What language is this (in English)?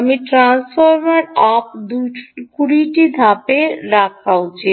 Bangla